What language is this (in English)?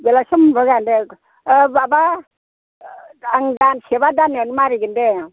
Bodo